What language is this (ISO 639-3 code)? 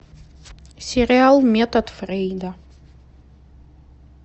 rus